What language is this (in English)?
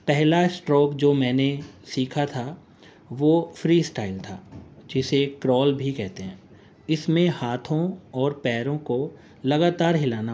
Urdu